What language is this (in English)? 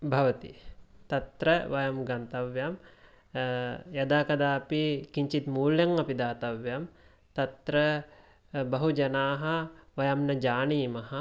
Sanskrit